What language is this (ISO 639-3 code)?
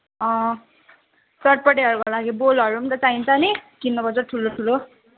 nep